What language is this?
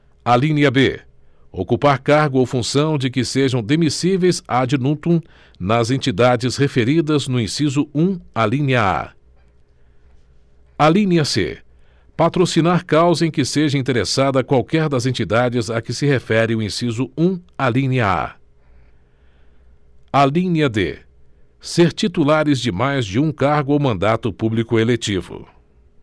Portuguese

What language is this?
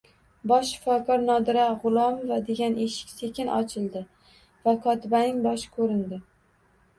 Uzbek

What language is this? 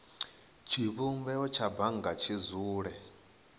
Venda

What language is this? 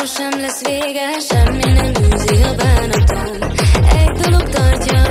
Hungarian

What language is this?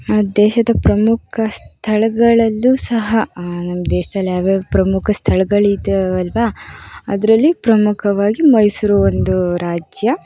Kannada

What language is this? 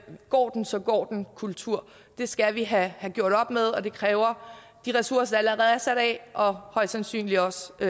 Danish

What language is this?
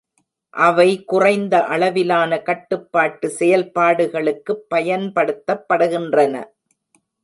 Tamil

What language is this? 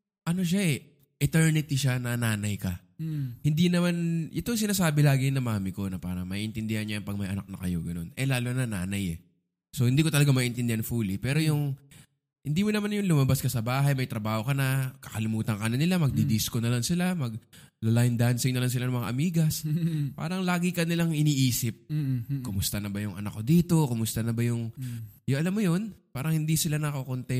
Filipino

